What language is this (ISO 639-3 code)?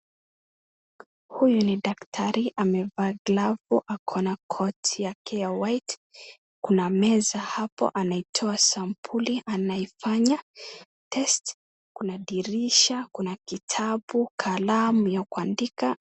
swa